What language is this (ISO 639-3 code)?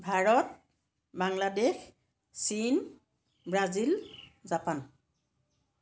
asm